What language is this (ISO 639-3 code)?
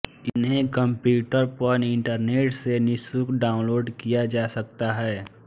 hin